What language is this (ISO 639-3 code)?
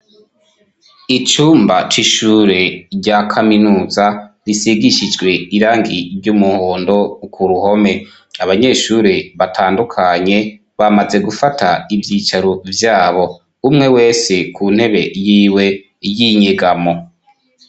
run